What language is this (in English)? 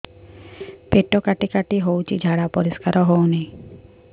Odia